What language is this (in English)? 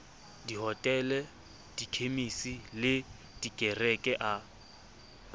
Southern Sotho